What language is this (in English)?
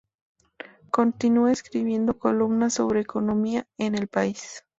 Spanish